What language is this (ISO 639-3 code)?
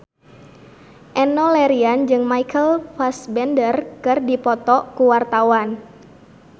sun